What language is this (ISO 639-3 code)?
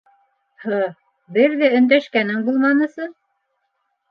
bak